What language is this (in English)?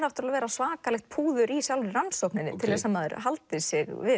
Icelandic